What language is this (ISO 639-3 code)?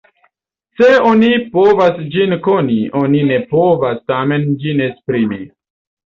epo